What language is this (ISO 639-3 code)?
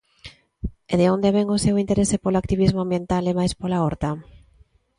glg